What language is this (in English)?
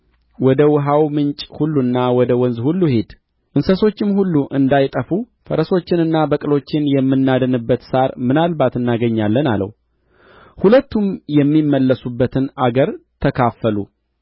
Amharic